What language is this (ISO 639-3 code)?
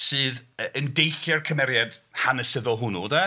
cym